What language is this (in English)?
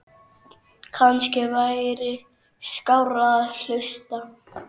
Icelandic